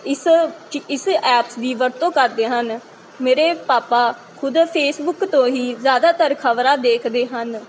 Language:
Punjabi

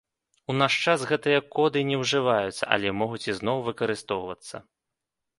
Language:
Belarusian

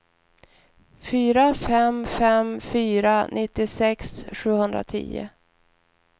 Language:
Swedish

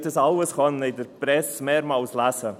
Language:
Swiss German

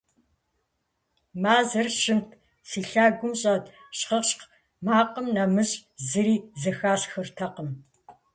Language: Kabardian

